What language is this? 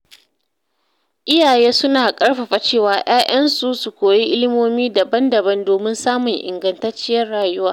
Hausa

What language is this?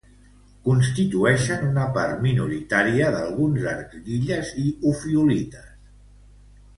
Catalan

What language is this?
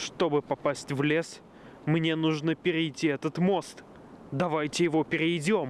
Russian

